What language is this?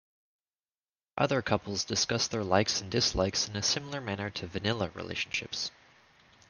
English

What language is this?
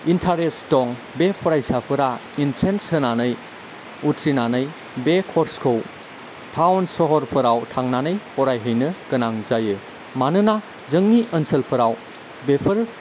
Bodo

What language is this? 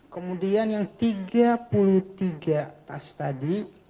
Indonesian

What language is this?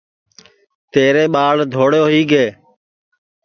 Sansi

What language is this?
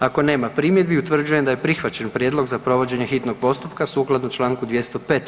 Croatian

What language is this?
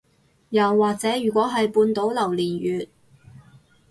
Cantonese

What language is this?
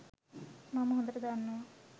Sinhala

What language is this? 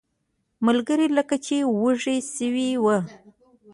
Pashto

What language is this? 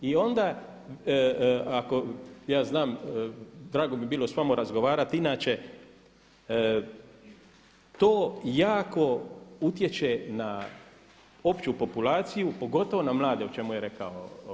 Croatian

